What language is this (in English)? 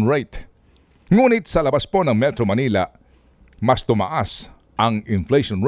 Filipino